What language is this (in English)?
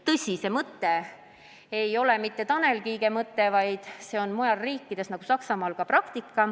Estonian